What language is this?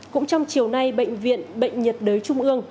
Vietnamese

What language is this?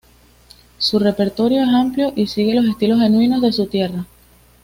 Spanish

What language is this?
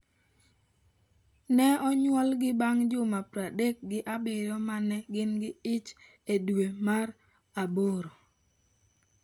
Luo (Kenya and Tanzania)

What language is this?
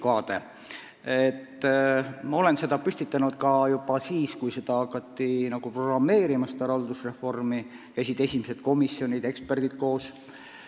Estonian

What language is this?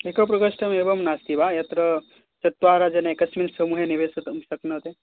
Sanskrit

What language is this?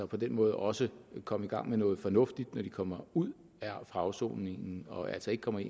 Danish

